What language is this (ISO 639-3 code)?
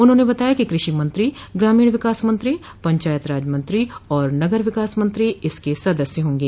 hin